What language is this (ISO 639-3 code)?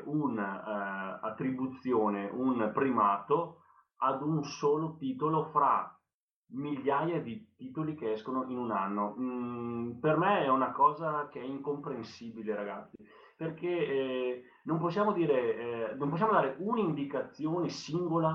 ita